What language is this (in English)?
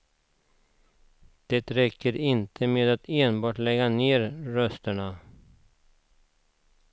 Swedish